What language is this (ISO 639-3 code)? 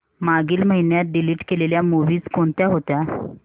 mar